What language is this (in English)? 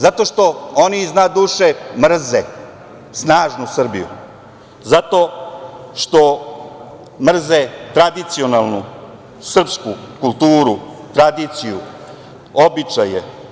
Serbian